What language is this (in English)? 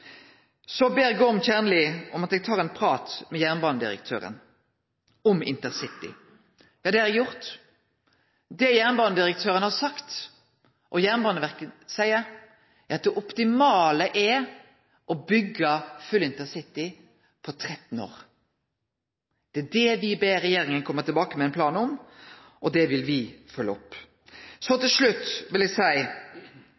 Norwegian Nynorsk